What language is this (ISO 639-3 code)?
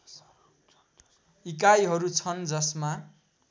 nep